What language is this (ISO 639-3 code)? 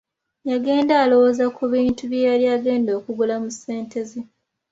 lug